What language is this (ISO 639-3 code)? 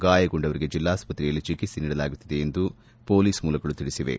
kan